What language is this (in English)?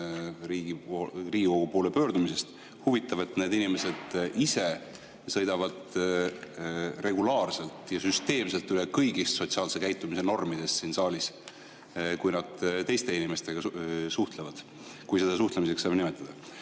Estonian